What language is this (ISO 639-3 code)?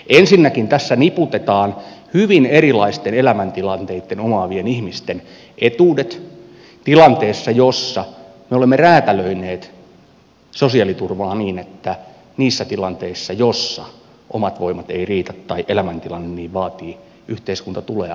fin